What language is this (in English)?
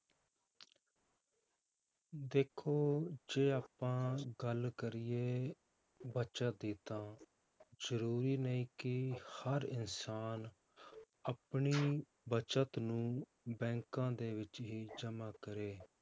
Punjabi